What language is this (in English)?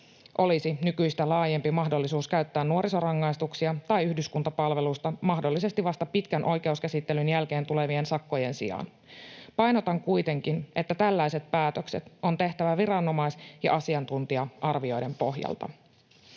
Finnish